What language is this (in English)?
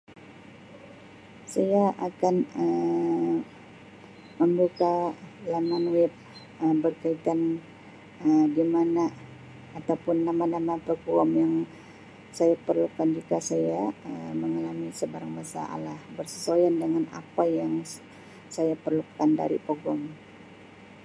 Sabah Malay